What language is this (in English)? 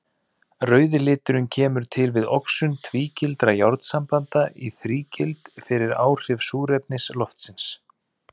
Icelandic